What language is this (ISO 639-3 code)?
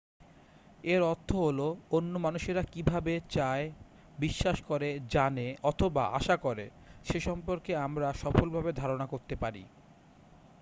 ben